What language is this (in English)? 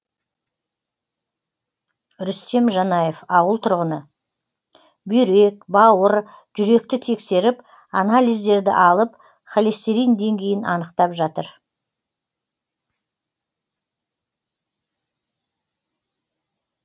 Kazakh